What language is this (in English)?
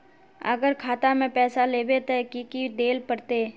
Magahi